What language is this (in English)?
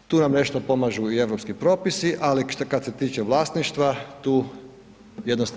Croatian